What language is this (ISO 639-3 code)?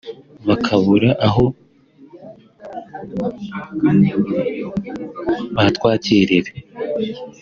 kin